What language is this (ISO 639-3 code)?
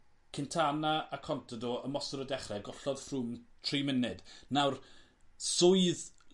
cym